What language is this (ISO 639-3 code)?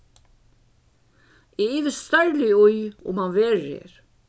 fao